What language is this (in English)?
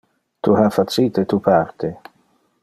Interlingua